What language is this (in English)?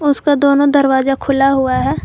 Hindi